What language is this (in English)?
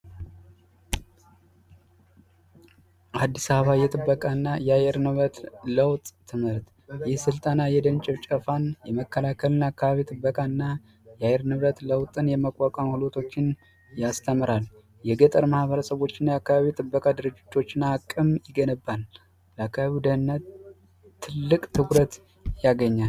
Amharic